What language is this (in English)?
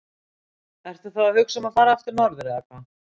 Icelandic